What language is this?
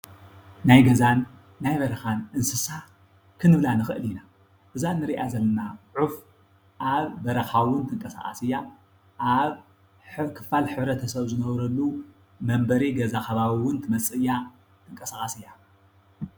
Tigrinya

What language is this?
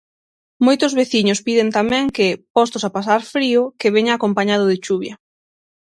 Galician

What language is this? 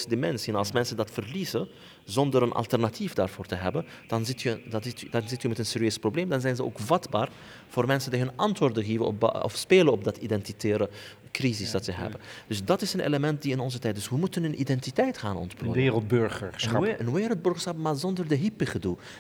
Dutch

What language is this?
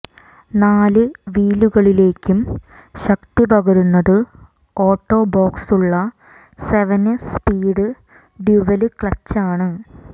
Malayalam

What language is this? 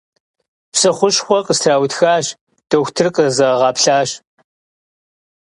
Kabardian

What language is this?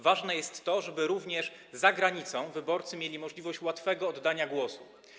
Polish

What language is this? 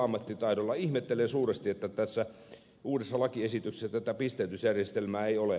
Finnish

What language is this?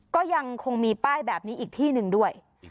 Thai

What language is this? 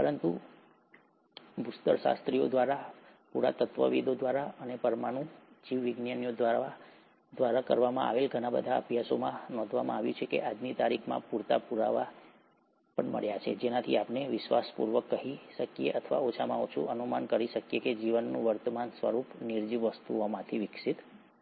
Gujarati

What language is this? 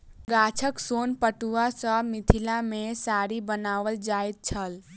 Maithili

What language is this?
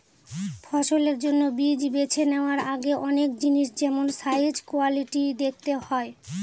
Bangla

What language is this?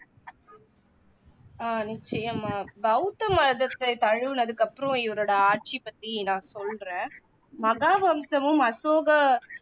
Tamil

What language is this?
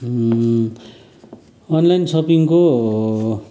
Nepali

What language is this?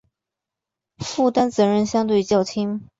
Chinese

